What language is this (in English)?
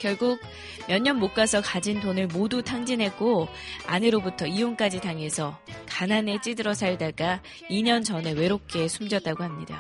Korean